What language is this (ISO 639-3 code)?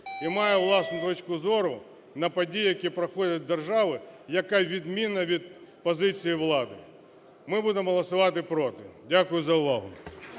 ukr